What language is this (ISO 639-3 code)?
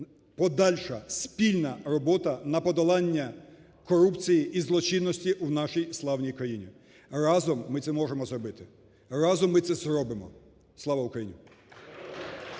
ukr